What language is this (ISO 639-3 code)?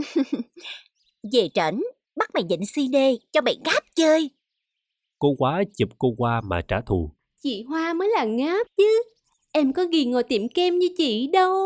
vie